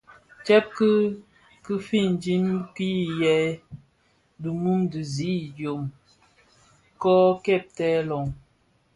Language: Bafia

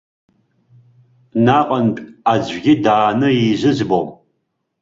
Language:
Abkhazian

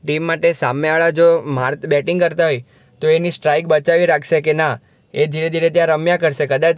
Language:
Gujarati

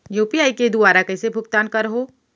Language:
Chhattisgarhi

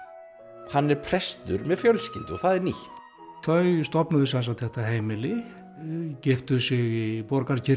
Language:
Icelandic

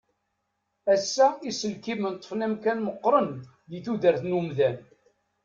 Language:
Kabyle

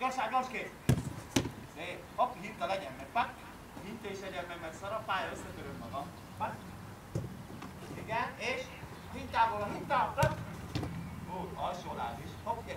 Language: Greek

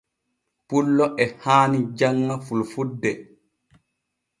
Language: Borgu Fulfulde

